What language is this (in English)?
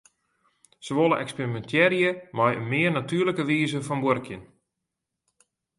Western Frisian